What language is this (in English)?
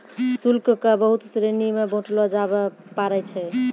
Maithili